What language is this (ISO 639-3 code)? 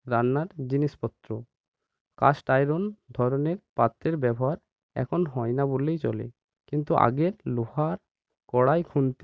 ben